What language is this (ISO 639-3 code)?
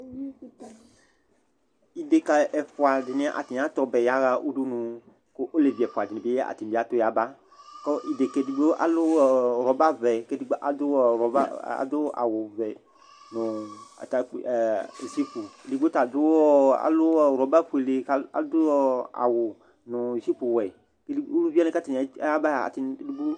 kpo